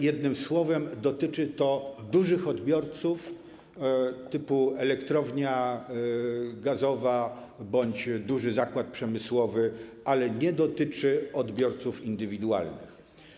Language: Polish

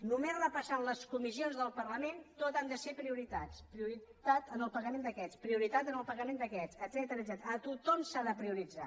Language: Catalan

